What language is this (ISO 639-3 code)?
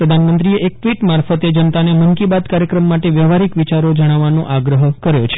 guj